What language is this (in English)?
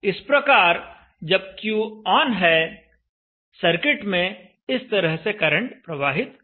Hindi